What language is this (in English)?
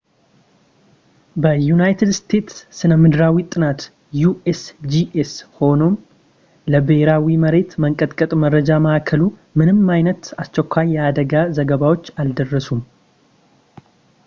Amharic